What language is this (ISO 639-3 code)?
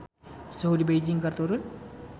sun